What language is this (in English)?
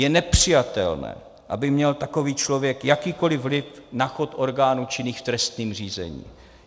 Czech